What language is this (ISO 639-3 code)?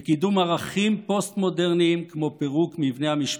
heb